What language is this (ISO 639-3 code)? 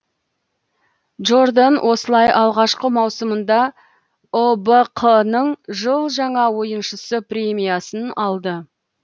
kaz